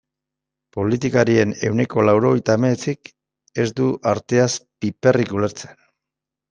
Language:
Basque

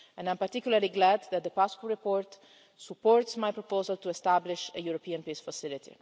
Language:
English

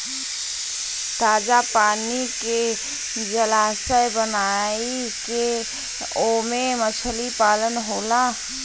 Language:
Bhojpuri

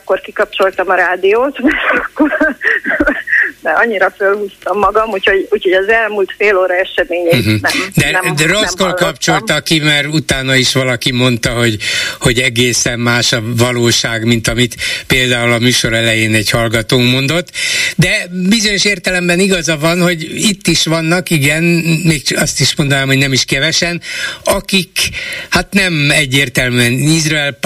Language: Hungarian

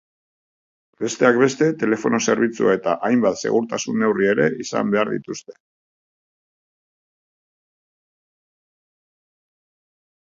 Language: Basque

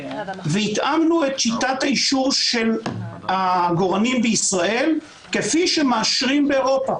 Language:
Hebrew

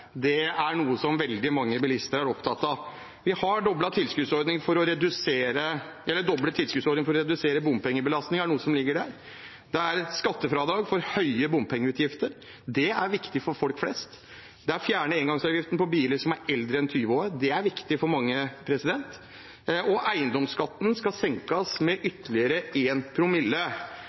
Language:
Norwegian Bokmål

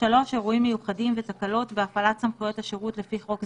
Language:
Hebrew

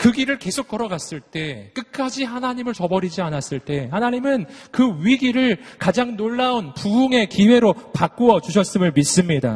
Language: Korean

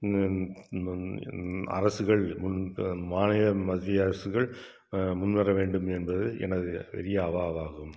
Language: Tamil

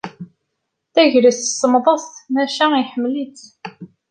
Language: Kabyle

